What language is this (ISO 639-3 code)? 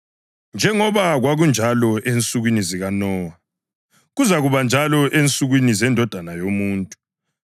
nde